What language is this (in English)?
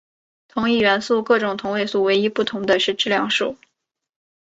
Chinese